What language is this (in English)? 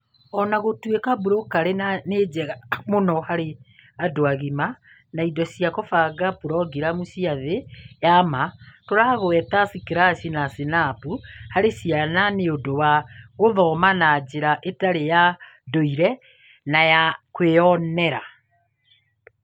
Kikuyu